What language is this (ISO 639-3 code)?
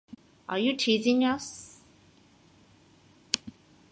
jpn